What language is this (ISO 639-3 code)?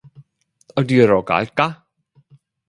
kor